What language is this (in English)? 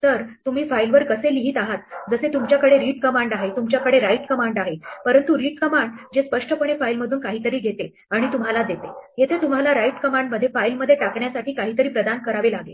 Marathi